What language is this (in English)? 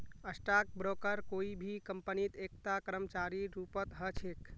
Magahi